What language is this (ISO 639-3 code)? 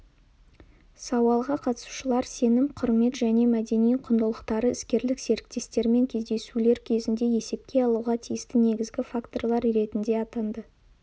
kaz